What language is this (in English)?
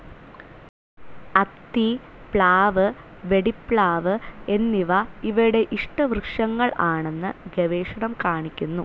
Malayalam